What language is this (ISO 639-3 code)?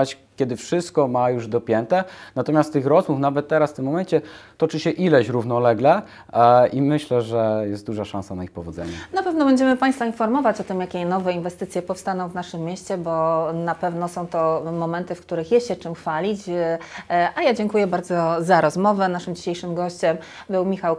pol